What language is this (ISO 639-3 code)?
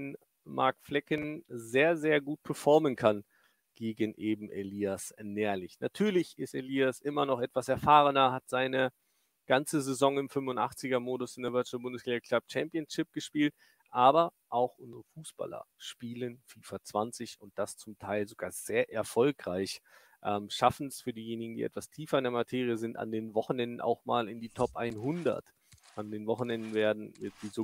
deu